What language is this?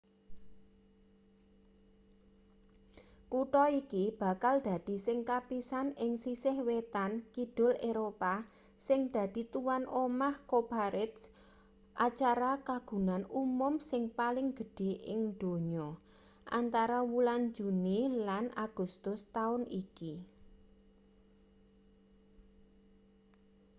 Javanese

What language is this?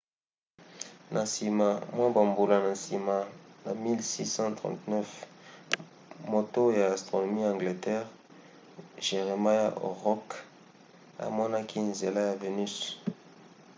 Lingala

